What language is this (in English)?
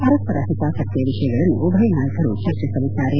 Kannada